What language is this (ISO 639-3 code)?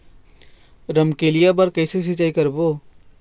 hne